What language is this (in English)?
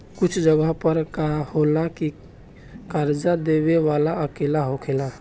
Bhojpuri